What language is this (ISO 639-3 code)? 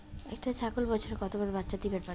ben